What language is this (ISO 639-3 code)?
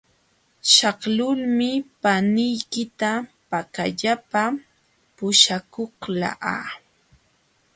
qxw